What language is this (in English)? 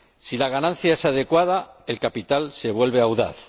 Spanish